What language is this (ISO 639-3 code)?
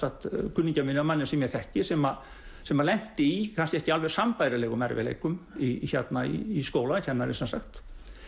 isl